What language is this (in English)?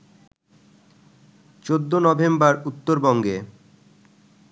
Bangla